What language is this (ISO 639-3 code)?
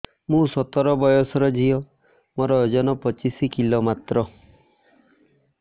ori